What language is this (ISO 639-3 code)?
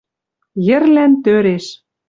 mrj